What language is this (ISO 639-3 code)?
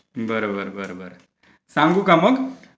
mar